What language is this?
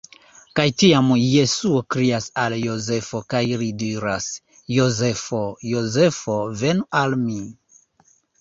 Esperanto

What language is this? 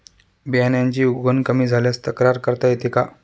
Marathi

